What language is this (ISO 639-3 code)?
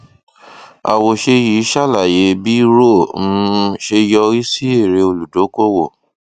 yor